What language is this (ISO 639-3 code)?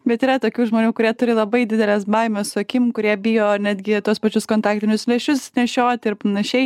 lit